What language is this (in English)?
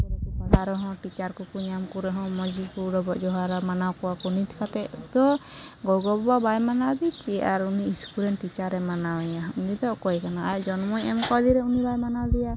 Santali